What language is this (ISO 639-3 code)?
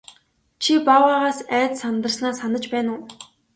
mon